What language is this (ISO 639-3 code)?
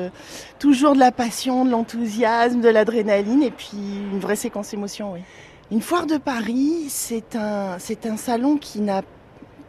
fra